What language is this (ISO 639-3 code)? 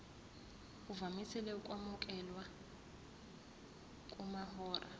zul